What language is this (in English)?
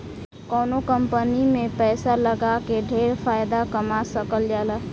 Bhojpuri